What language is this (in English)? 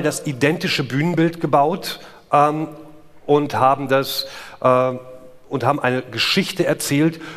German